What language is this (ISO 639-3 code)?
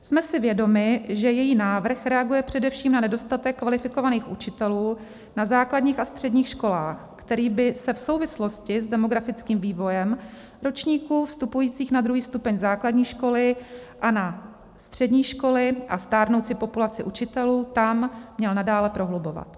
ces